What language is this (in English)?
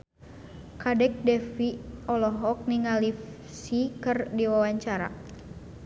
Sundanese